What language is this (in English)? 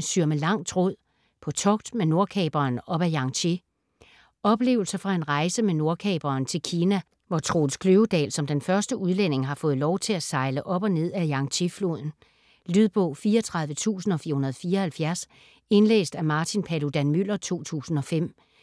Danish